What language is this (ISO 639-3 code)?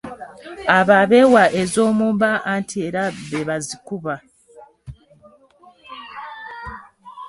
lug